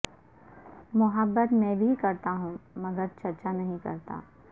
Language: Urdu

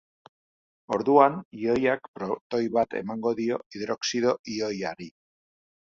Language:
Basque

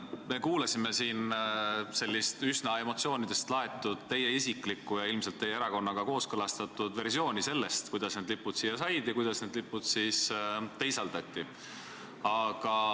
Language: Estonian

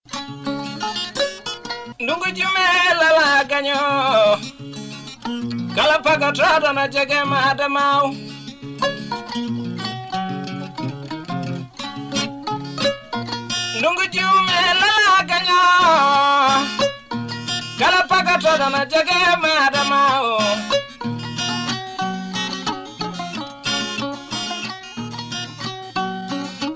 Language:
Fula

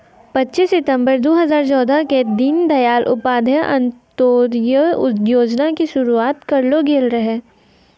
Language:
Maithili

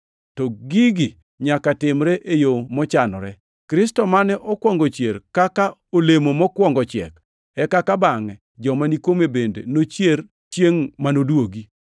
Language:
Luo (Kenya and Tanzania)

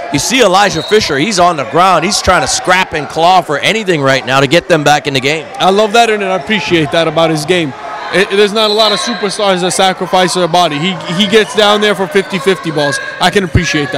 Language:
English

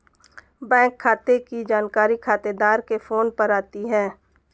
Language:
Hindi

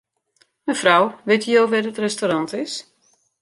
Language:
Western Frisian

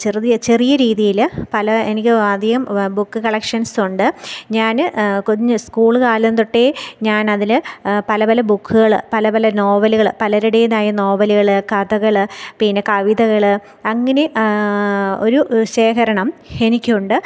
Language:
Malayalam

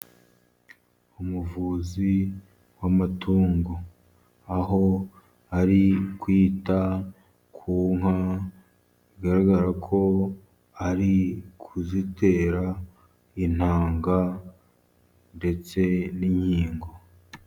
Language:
Kinyarwanda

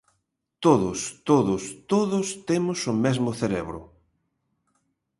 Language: Galician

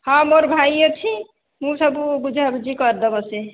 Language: Odia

